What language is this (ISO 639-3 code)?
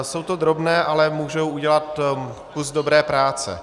ces